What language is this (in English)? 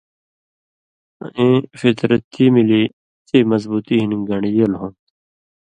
Indus Kohistani